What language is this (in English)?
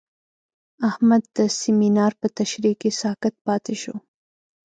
Pashto